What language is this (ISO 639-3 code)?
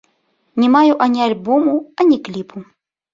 bel